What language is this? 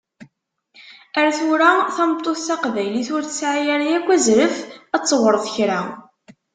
Kabyle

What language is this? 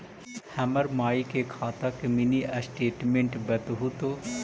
Magahi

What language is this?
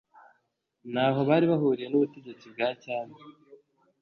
Kinyarwanda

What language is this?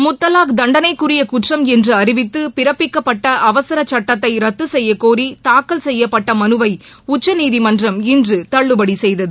Tamil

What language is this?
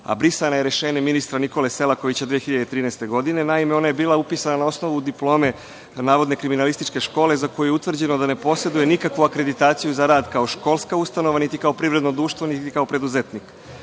Serbian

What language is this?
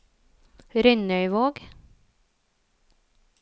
Norwegian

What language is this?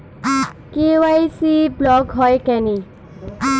Bangla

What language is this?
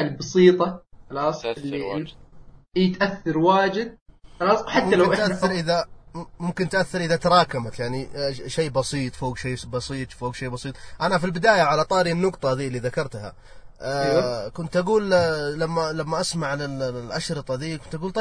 Arabic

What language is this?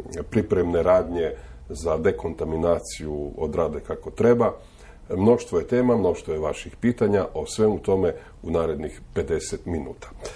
Croatian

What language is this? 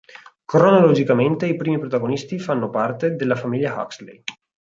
Italian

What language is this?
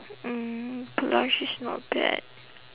English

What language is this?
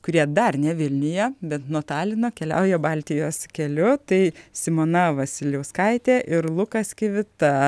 Lithuanian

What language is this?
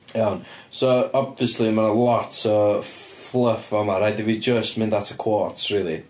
Welsh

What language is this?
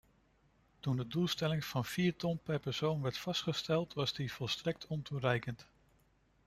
Dutch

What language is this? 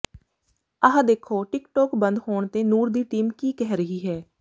Punjabi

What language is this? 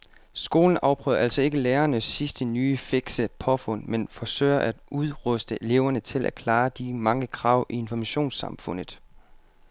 Danish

